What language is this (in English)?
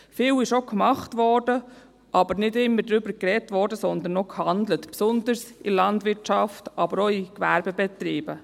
Swiss German